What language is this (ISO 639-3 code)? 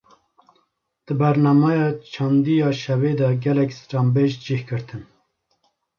kur